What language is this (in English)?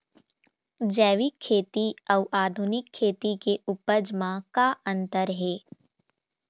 Chhattisgarhi